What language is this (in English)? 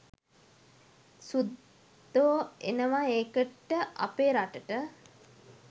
Sinhala